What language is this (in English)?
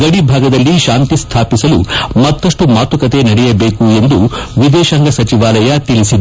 Kannada